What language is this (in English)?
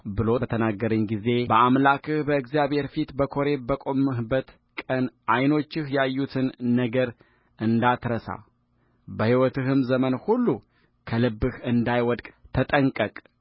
Amharic